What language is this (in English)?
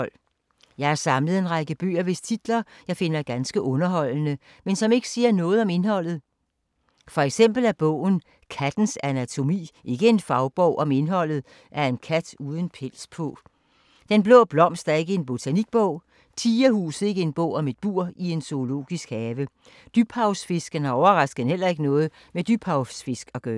Danish